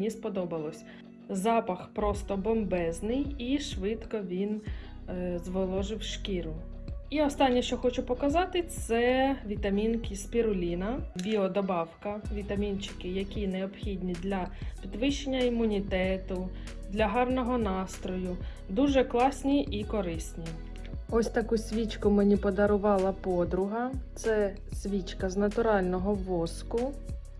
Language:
Ukrainian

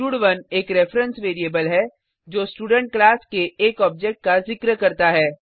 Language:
Hindi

